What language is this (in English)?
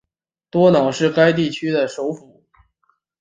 Chinese